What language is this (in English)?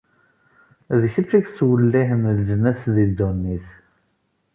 Kabyle